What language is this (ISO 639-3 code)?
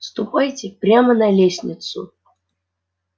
rus